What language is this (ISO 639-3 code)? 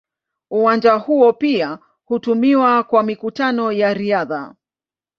swa